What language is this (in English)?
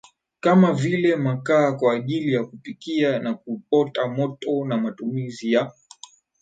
Swahili